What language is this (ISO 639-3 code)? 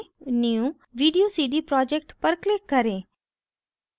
hin